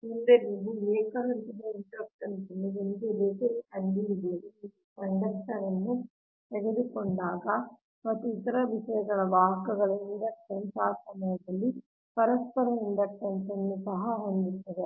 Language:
Kannada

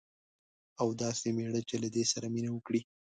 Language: Pashto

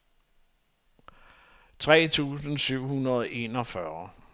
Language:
Danish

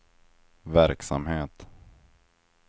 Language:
Swedish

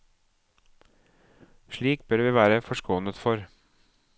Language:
Norwegian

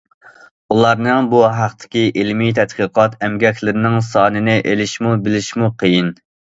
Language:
Uyghur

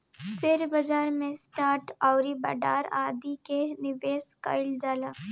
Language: Bhojpuri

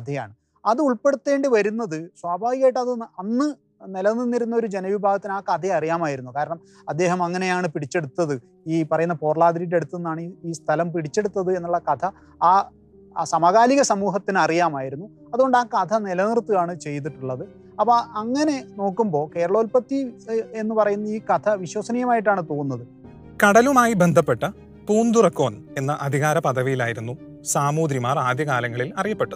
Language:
Malayalam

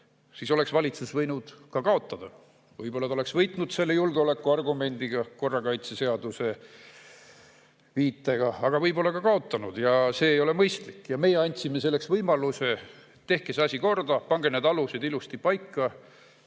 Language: Estonian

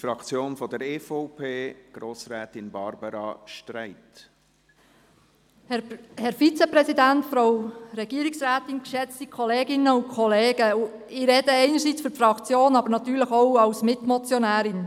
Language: Swiss German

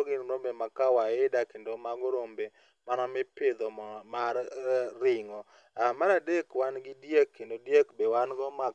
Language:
Luo (Kenya and Tanzania)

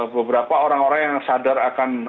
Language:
Indonesian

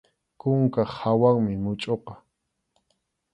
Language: Arequipa-La Unión Quechua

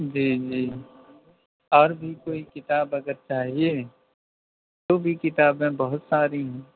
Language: Urdu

